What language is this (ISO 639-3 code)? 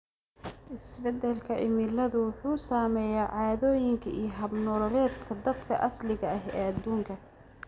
som